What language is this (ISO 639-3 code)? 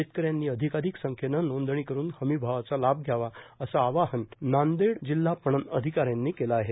mar